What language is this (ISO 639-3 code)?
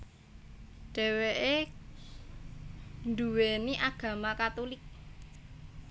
jav